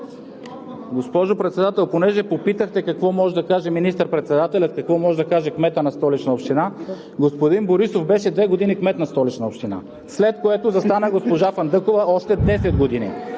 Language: Bulgarian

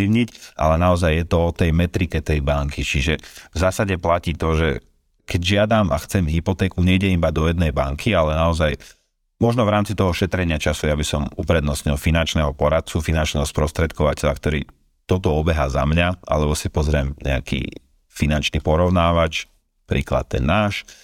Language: Slovak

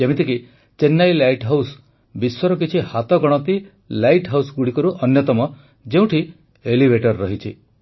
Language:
Odia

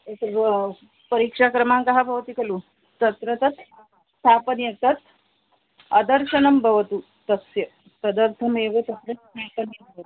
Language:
Sanskrit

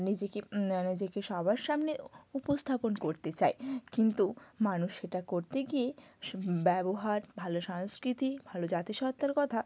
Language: Bangla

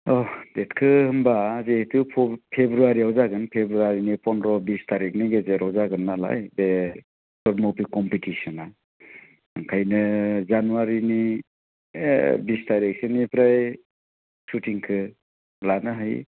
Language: Bodo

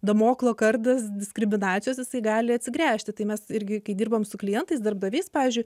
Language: Lithuanian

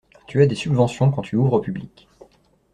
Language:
French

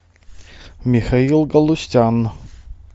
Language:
Russian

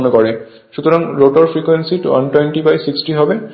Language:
Bangla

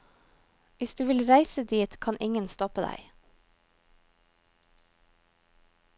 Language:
Norwegian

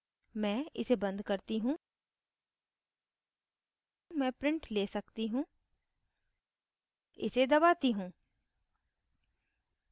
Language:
Hindi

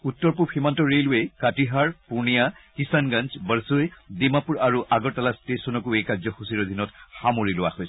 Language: Assamese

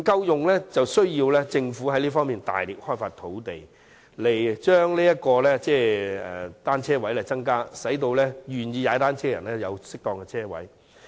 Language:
Cantonese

